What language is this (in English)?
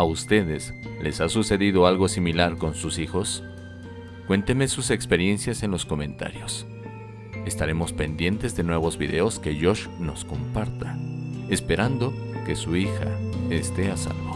Spanish